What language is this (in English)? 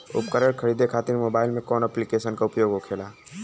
Bhojpuri